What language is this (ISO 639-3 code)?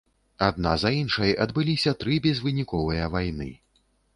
bel